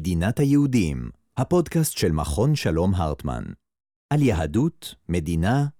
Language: Hebrew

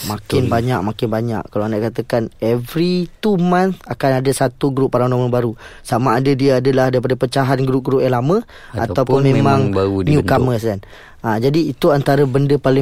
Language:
Malay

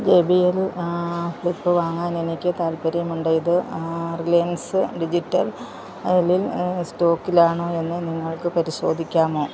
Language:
Malayalam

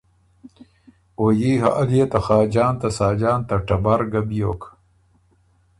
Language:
Ormuri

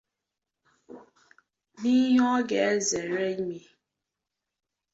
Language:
Igbo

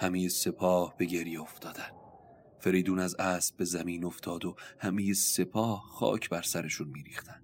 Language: Persian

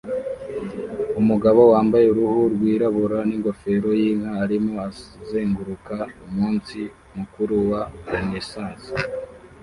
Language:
Kinyarwanda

